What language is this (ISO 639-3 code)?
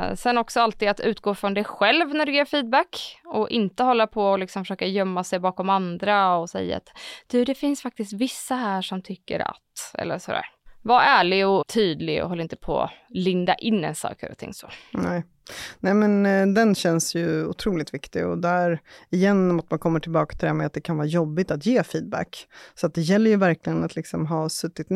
swe